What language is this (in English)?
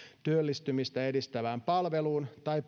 Finnish